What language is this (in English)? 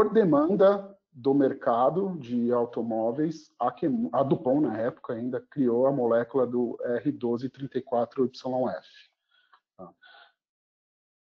Portuguese